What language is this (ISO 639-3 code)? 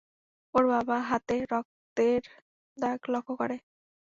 ben